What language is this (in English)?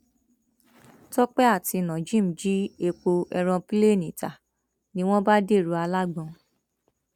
Yoruba